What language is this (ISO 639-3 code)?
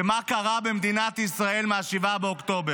heb